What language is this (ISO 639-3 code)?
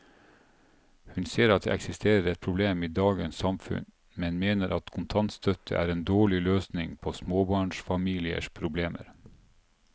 nor